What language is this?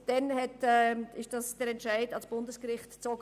Swiss German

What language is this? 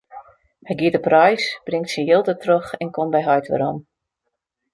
Western Frisian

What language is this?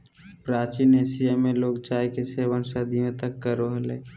Magahi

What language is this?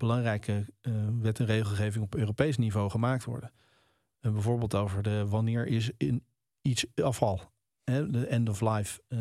Dutch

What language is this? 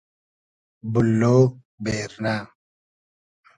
Hazaragi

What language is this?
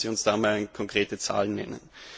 German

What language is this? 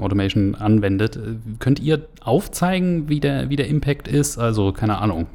German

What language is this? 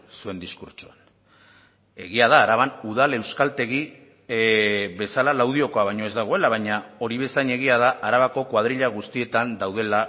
Basque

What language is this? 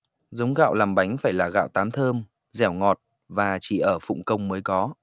Vietnamese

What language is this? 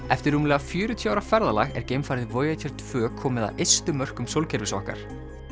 Icelandic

